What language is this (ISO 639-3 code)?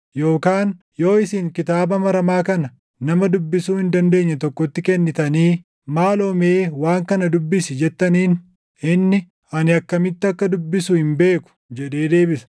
orm